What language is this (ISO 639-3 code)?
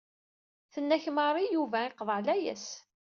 kab